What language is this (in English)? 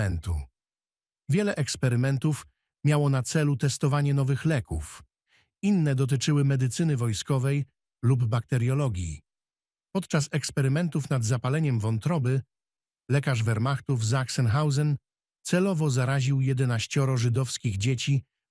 Polish